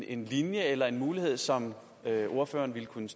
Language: Danish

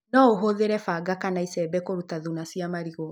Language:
Kikuyu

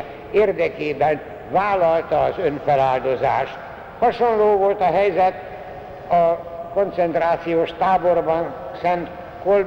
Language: Hungarian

